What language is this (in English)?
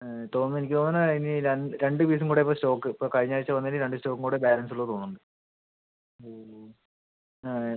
Malayalam